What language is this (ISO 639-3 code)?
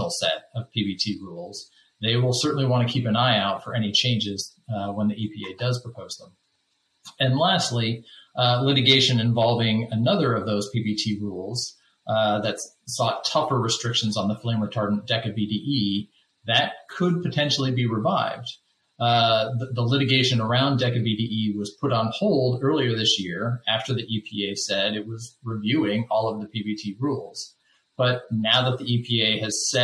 eng